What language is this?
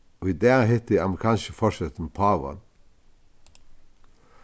Faroese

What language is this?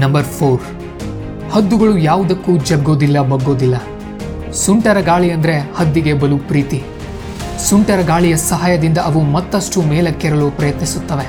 Kannada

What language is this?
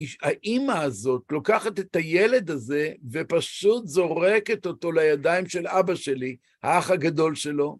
Hebrew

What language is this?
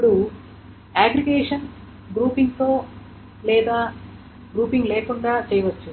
Telugu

